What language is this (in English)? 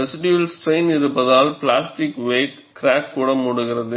Tamil